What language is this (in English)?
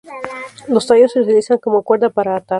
Spanish